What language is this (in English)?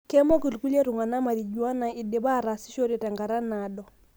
Masai